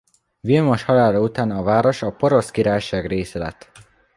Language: Hungarian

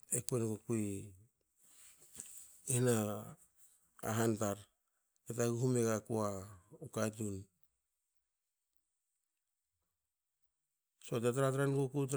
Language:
Hakö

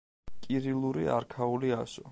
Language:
Georgian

